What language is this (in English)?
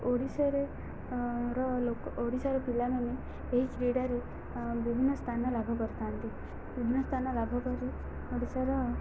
Odia